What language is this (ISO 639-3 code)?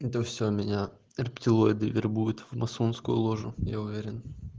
rus